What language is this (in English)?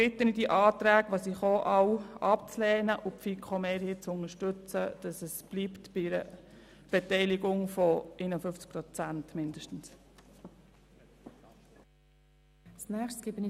Swiss German